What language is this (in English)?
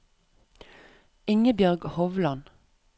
Norwegian